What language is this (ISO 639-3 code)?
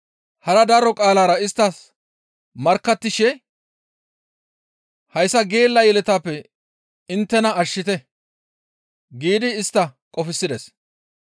gmv